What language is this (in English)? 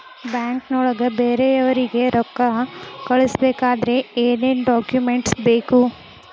Kannada